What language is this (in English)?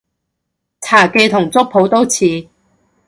Cantonese